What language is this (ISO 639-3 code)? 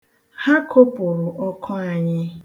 ibo